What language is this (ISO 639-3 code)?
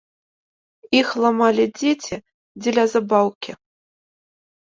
bel